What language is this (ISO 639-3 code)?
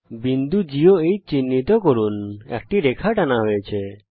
ben